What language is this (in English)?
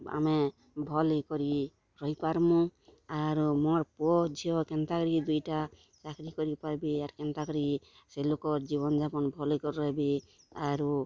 Odia